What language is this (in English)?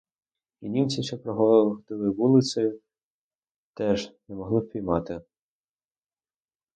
Ukrainian